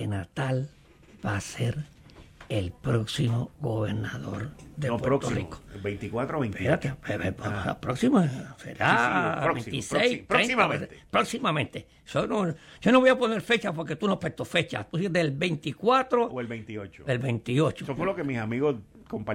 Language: Spanish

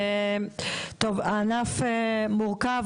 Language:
Hebrew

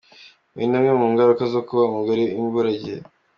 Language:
Kinyarwanda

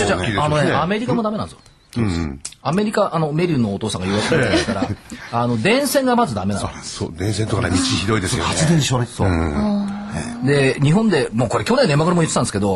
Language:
Japanese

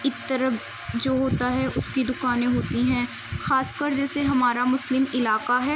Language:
Urdu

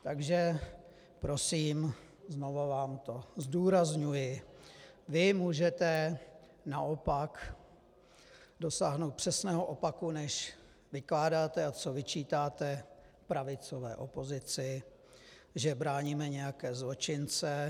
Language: Czech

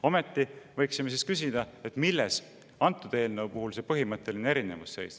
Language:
Estonian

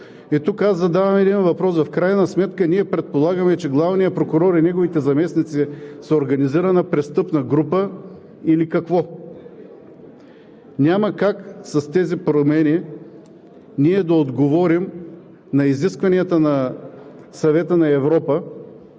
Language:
Bulgarian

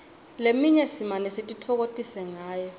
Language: Swati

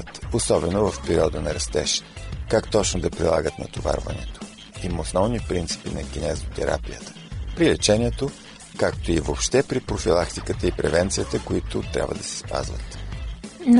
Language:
Bulgarian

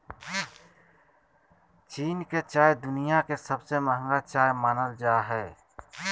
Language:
Magahi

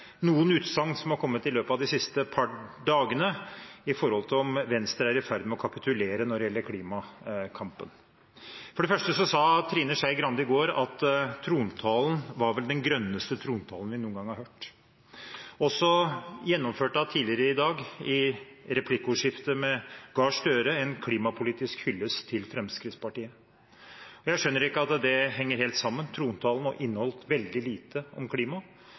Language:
Norwegian Bokmål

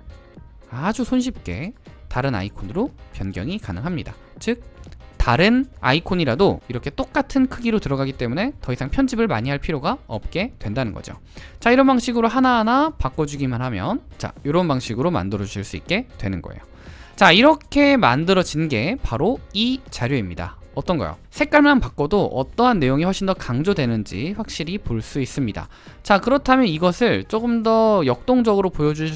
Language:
Korean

